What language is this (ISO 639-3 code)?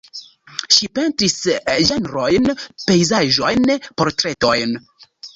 epo